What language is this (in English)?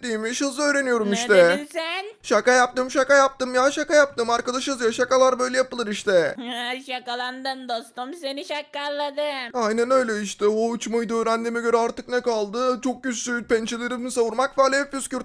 Turkish